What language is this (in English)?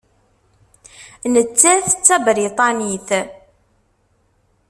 Kabyle